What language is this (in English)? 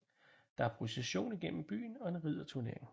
Danish